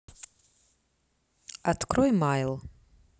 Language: Russian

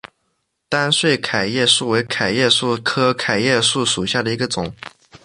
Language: Chinese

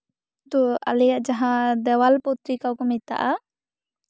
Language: Santali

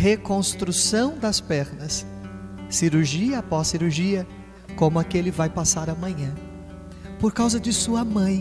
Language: Portuguese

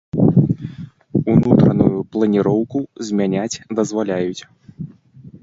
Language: Belarusian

